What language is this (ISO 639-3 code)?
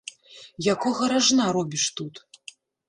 bel